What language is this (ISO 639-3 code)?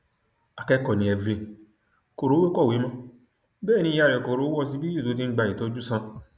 yor